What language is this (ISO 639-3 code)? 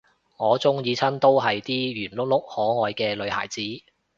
yue